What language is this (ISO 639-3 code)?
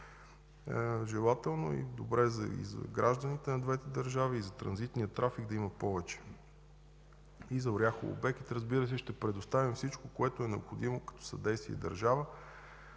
bul